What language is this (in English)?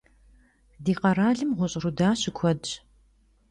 Kabardian